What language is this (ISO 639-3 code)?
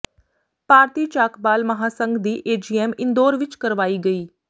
pan